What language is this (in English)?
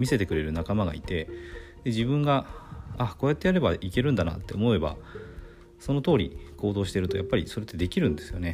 Japanese